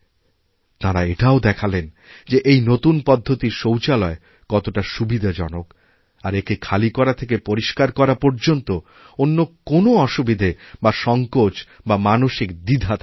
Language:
Bangla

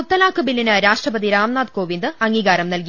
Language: Malayalam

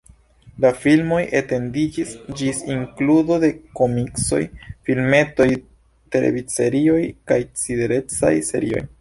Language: Esperanto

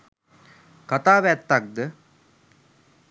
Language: Sinhala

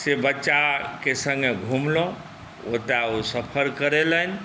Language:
Maithili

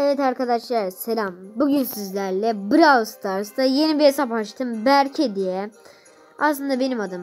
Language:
Turkish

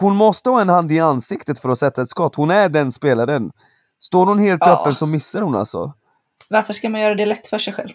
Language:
Swedish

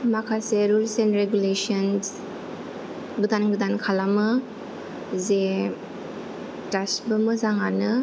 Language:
Bodo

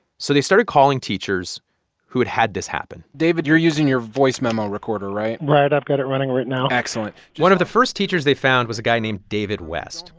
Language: English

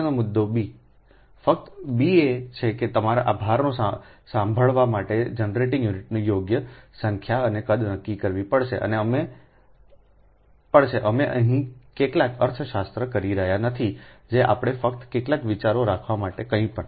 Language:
Gujarati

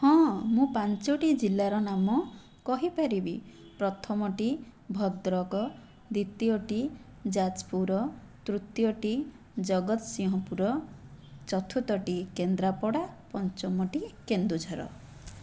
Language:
Odia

